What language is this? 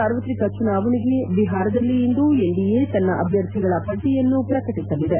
Kannada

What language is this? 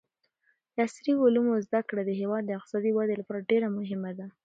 Pashto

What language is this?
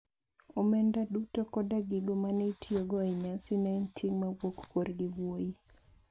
Luo (Kenya and Tanzania)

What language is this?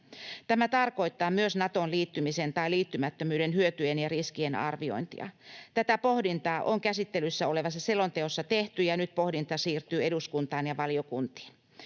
Finnish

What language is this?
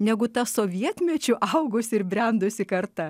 Lithuanian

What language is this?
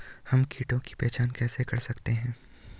Hindi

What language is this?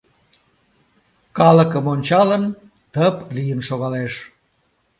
Mari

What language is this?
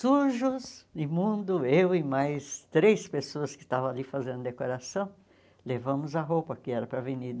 Portuguese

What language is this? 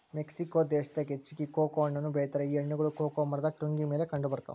Kannada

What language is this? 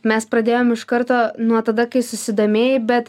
Lithuanian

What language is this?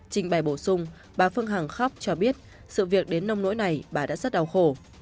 Vietnamese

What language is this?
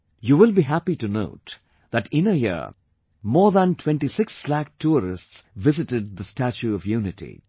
English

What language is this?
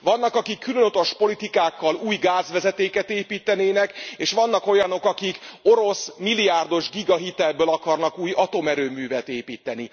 Hungarian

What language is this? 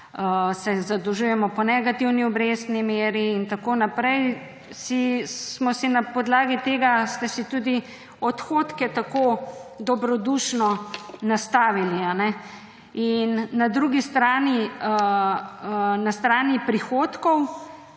Slovenian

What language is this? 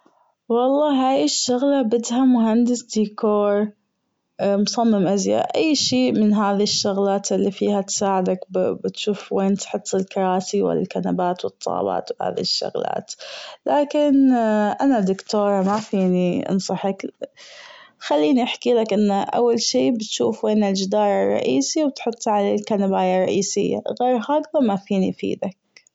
Gulf Arabic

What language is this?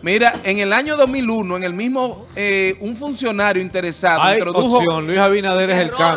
Spanish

